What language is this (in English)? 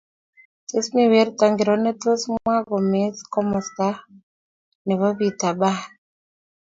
Kalenjin